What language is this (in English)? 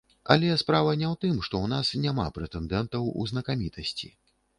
Belarusian